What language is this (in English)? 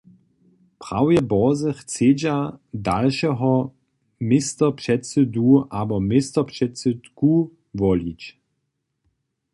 Upper Sorbian